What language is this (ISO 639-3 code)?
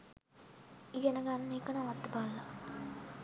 sin